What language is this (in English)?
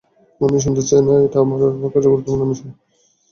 Bangla